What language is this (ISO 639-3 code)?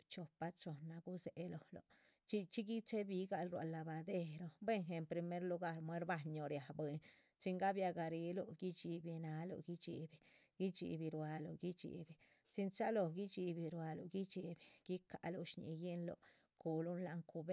zpv